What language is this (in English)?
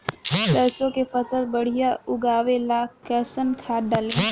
Bhojpuri